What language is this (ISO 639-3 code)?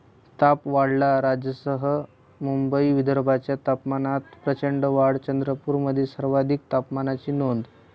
mar